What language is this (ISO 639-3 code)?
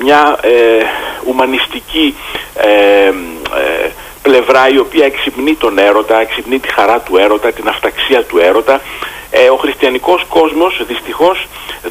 ell